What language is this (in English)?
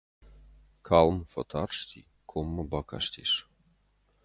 Ossetic